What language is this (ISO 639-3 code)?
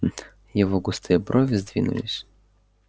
rus